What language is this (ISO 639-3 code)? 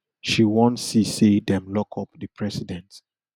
pcm